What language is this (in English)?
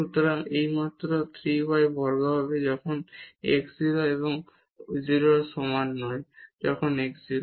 Bangla